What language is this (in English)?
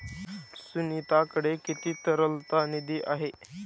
Marathi